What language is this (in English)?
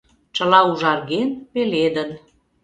Mari